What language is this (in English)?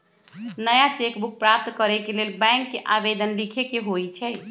Magahi